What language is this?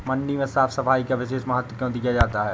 Hindi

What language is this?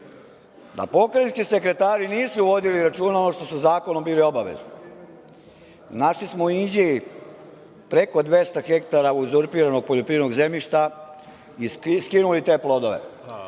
Serbian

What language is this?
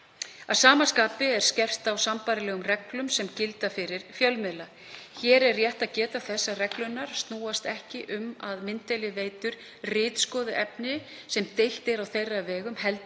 Icelandic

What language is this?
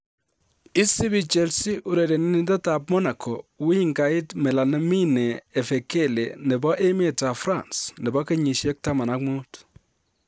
Kalenjin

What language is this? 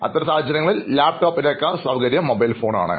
Malayalam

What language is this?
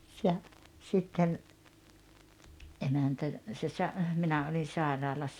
Finnish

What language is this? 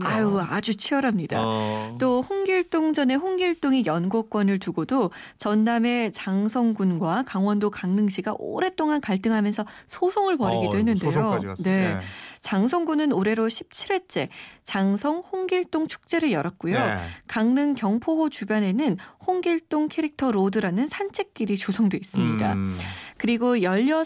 Korean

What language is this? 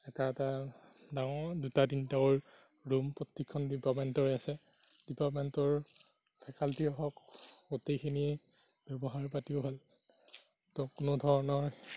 Assamese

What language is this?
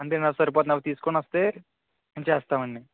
Telugu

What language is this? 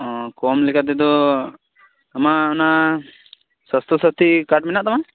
Santali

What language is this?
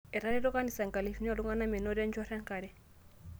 Masai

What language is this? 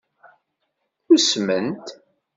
Kabyle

